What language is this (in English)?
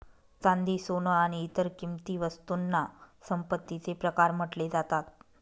Marathi